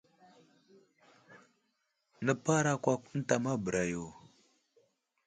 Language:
Wuzlam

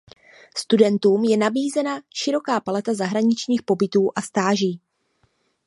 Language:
Czech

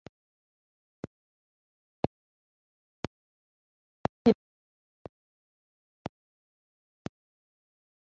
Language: Kinyarwanda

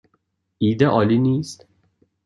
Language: Persian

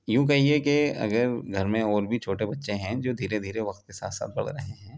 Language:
Urdu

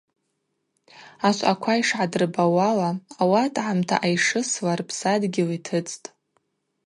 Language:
Abaza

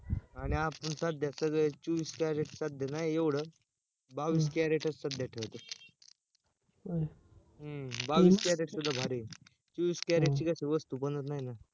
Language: Marathi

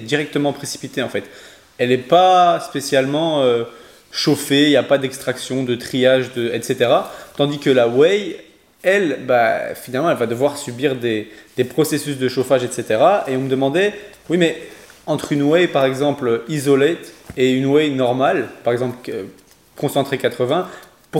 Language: French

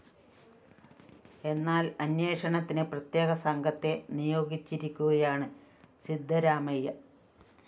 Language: Malayalam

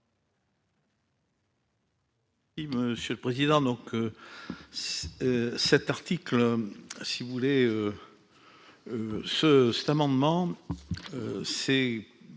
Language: French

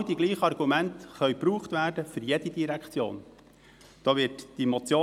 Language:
Swiss German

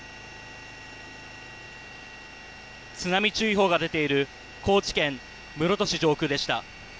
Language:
Japanese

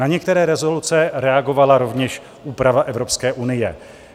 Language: Czech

